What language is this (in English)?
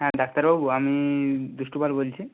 Bangla